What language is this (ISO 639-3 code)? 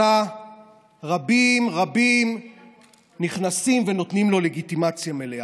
heb